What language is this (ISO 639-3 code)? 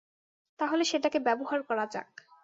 ben